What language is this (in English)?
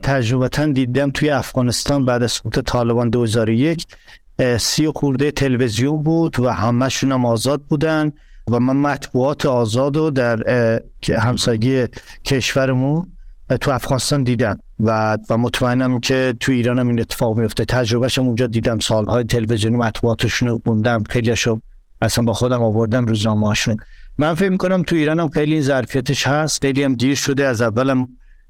Persian